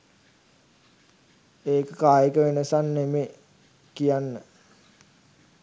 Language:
Sinhala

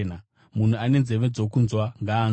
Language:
Shona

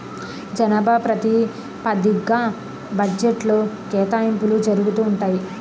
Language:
Telugu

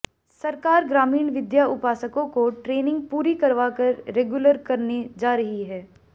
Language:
Hindi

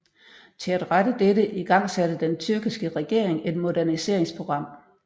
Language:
Danish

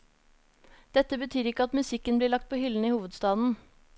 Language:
Norwegian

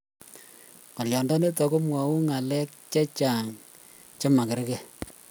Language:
Kalenjin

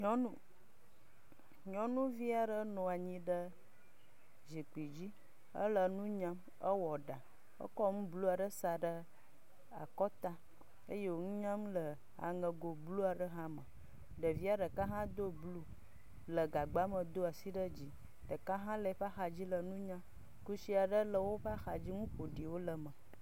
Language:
Ewe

